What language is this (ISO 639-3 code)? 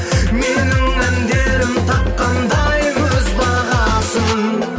kaz